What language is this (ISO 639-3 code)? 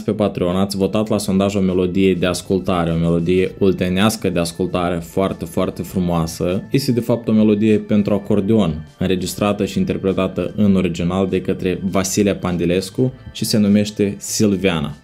ron